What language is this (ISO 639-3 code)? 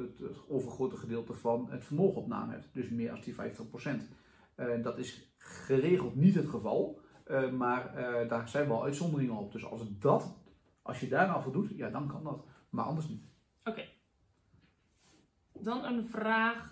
nld